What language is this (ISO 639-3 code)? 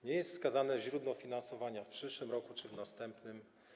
pol